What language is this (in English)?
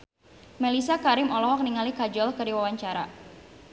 Sundanese